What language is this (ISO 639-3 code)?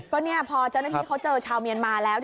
tha